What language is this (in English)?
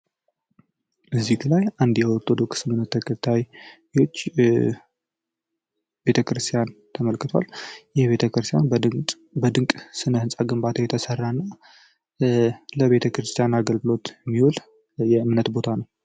Amharic